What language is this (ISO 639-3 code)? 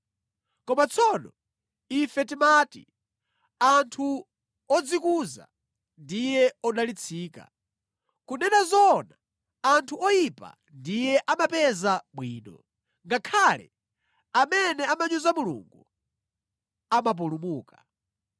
nya